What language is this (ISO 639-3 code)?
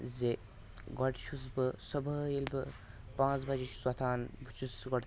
kas